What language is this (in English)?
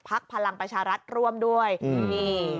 Thai